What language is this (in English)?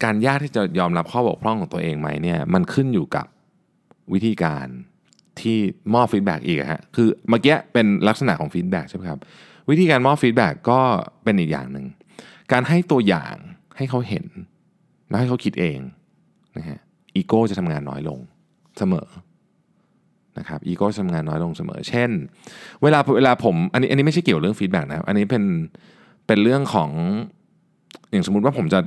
Thai